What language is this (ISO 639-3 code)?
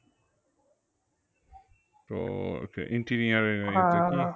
ben